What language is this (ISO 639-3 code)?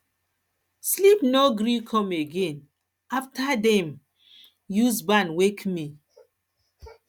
pcm